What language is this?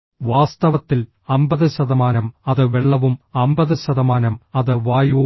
Malayalam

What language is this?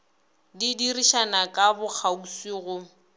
Northern Sotho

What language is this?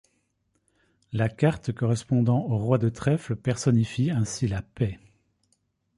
French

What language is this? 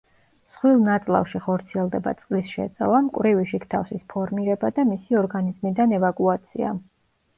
Georgian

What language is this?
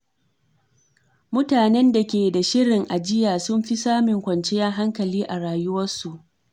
Hausa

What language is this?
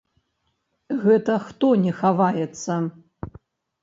Belarusian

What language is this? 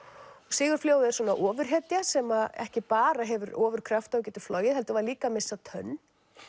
Icelandic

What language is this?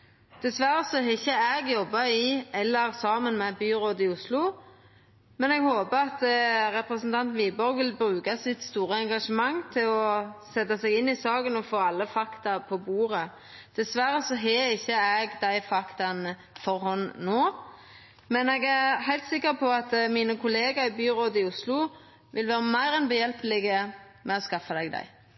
Norwegian Nynorsk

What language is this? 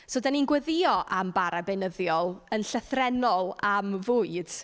Welsh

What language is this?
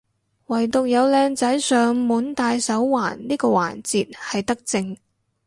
Cantonese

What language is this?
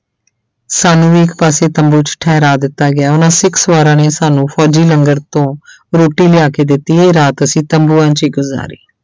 Punjabi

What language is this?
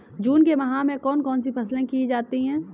Hindi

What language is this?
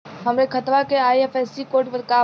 Bhojpuri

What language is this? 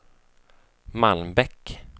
Swedish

